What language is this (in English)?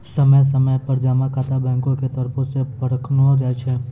Maithili